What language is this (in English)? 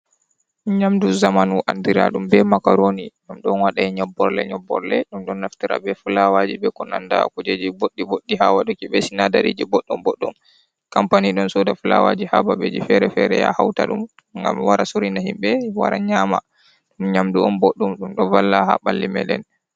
Fula